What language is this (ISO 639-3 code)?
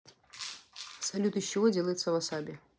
rus